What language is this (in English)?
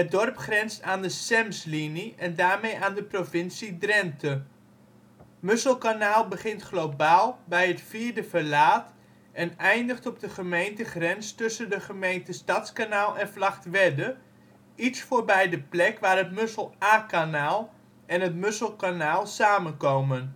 Dutch